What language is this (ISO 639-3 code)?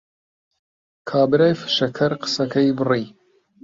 ckb